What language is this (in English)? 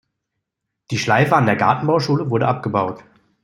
German